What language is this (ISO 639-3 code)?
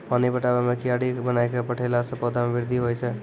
mai